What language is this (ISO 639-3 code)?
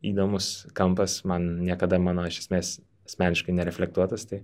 lit